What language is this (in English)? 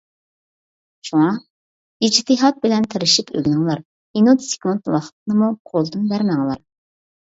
Uyghur